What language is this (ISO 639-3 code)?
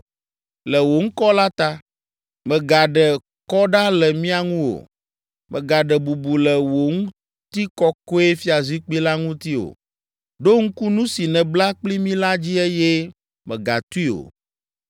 ewe